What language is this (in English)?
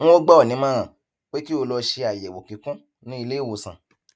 Yoruba